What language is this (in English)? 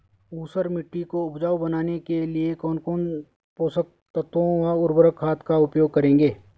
Hindi